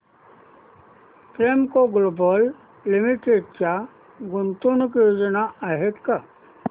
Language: Marathi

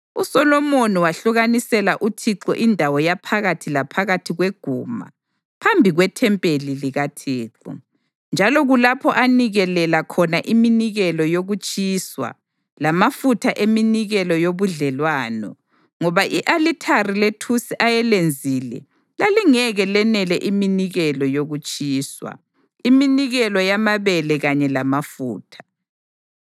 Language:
North Ndebele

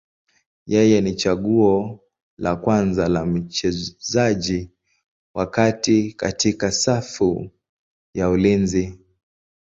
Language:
Swahili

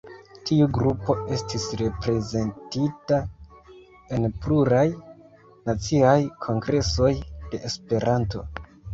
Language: Esperanto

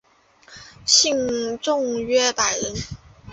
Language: Chinese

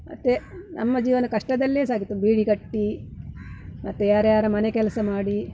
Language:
Kannada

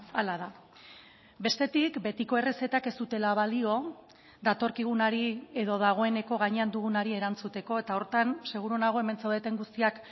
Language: Basque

